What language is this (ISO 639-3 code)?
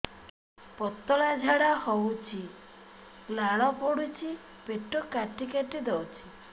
ori